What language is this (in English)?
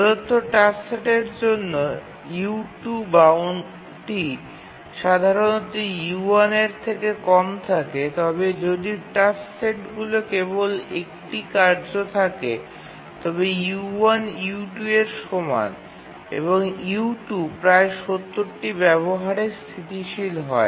Bangla